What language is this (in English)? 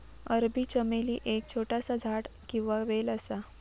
Marathi